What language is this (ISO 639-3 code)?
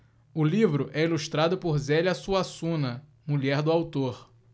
por